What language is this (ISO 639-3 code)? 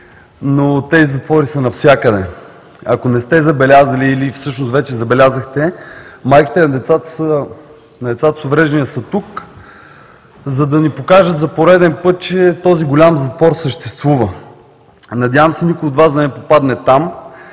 bul